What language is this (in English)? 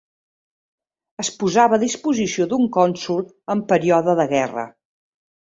Catalan